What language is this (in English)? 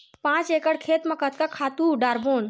Chhattisgarhi